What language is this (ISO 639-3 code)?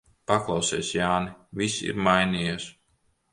lav